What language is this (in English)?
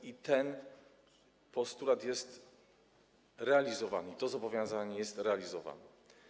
Polish